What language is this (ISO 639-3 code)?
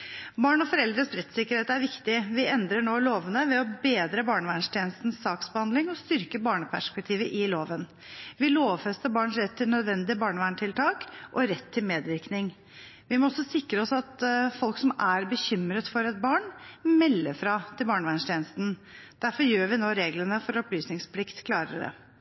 nob